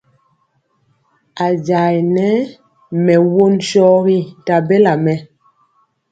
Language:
Mpiemo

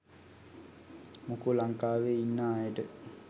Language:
Sinhala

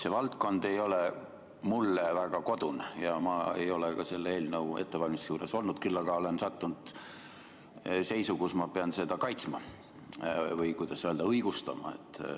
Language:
Estonian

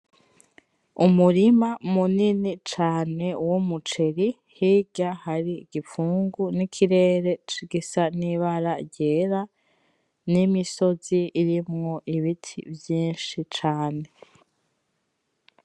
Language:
Rundi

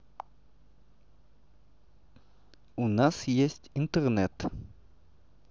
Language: Russian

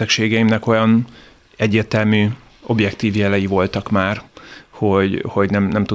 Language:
Hungarian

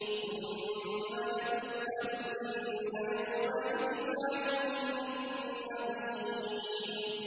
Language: Arabic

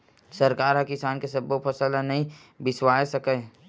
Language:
Chhattisgarhi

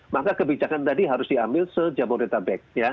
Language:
Indonesian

